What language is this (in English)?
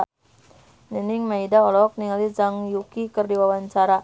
Sundanese